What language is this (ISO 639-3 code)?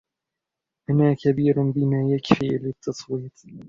ara